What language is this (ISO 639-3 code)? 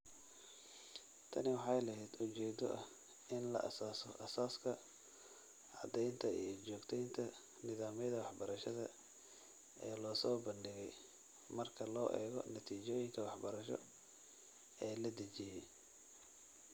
som